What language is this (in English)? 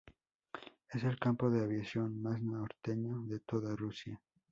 Spanish